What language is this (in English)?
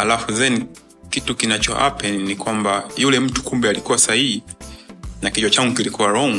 Swahili